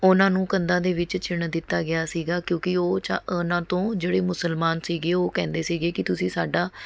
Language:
Punjabi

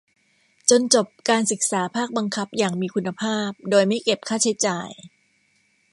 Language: Thai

